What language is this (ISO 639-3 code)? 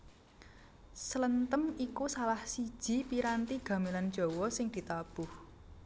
jav